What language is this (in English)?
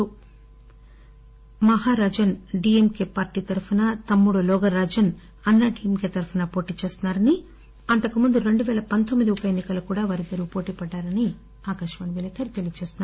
Telugu